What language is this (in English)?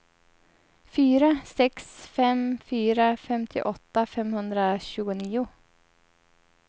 Swedish